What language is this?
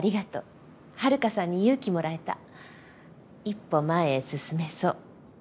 Japanese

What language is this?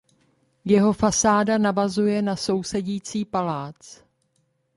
Czech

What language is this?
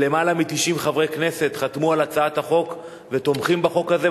Hebrew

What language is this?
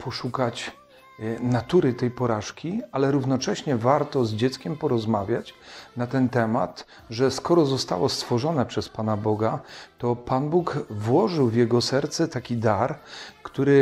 Polish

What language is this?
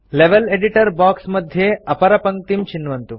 Sanskrit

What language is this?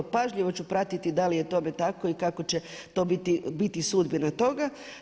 Croatian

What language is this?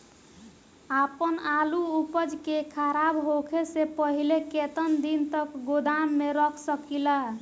Bhojpuri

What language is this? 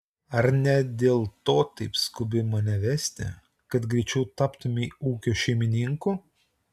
Lithuanian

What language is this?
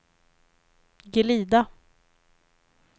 Swedish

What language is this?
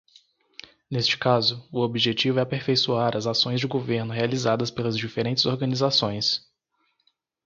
Portuguese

